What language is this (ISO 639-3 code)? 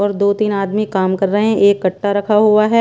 hin